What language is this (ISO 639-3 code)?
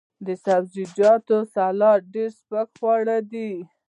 pus